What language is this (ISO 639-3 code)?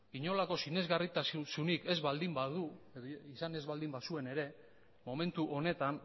eus